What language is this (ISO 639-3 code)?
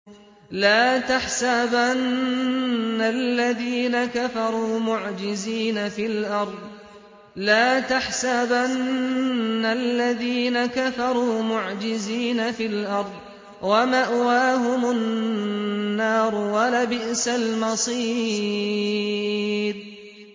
ara